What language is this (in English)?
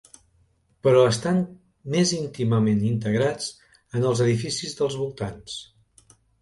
Catalan